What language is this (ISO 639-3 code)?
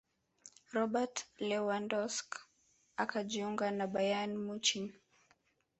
swa